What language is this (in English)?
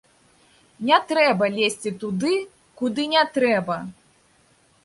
Belarusian